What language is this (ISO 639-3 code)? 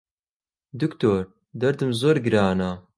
ckb